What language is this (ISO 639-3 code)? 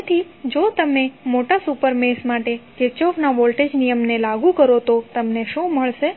guj